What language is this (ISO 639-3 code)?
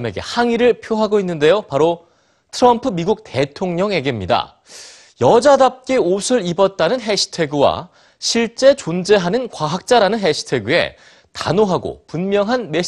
kor